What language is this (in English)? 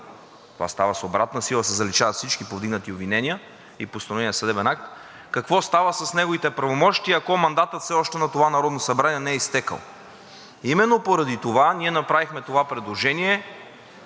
Bulgarian